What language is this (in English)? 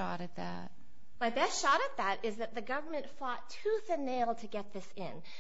English